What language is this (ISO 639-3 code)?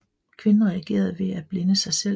dan